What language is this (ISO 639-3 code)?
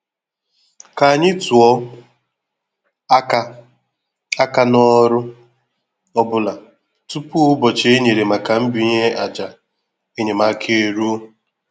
ibo